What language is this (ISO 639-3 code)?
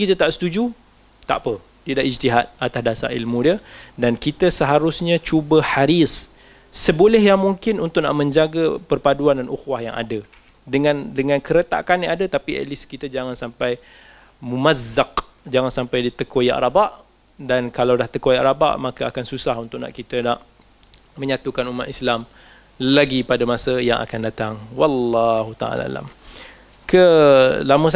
msa